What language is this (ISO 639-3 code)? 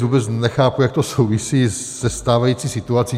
ces